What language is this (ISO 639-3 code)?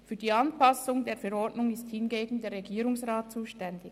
gsw